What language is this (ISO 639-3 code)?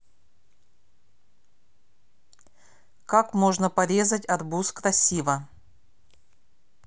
rus